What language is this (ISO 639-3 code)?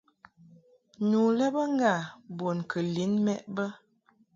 mhk